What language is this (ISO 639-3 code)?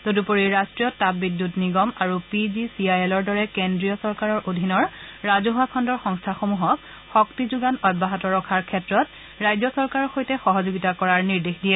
asm